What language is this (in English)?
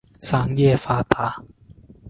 Chinese